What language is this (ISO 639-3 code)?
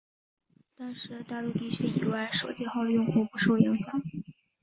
zho